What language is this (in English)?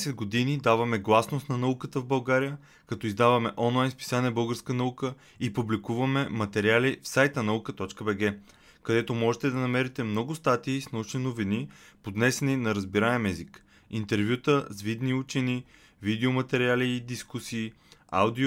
Bulgarian